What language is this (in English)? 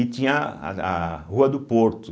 Portuguese